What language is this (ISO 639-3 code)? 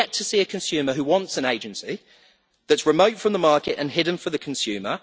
eng